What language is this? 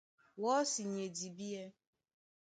Duala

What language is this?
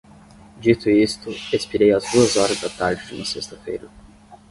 Portuguese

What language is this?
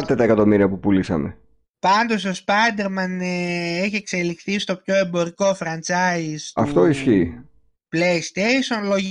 Greek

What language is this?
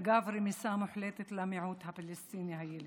Hebrew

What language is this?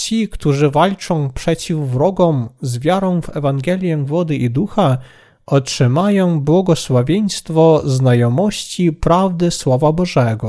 Polish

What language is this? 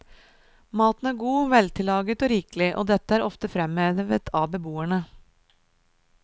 Norwegian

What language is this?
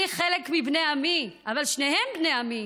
Hebrew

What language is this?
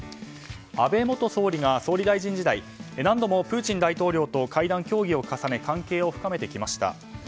Japanese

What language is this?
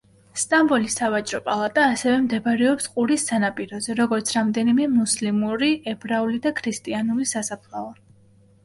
Georgian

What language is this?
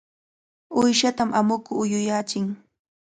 Cajatambo North Lima Quechua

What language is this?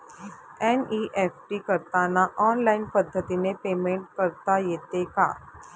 Marathi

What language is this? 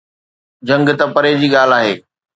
Sindhi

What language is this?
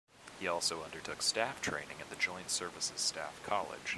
English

